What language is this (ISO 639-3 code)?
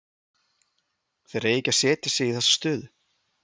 isl